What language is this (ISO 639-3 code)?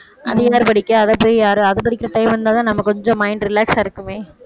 tam